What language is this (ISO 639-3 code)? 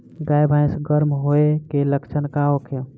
bho